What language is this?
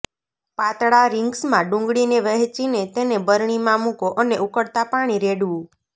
Gujarati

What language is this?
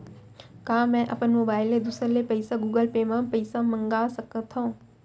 Chhattisgarhi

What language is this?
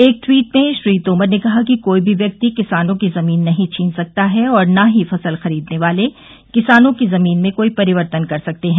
Hindi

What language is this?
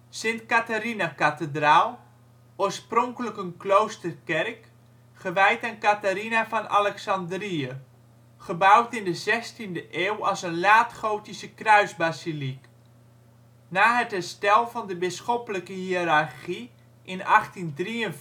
Dutch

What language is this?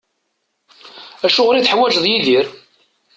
Kabyle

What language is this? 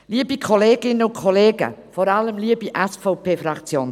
Swiss German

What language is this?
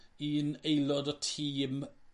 Welsh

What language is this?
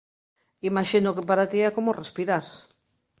Galician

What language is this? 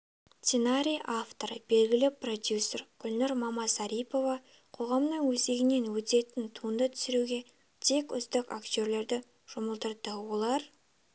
Kazakh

